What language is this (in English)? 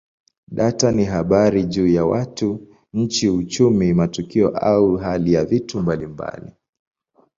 Swahili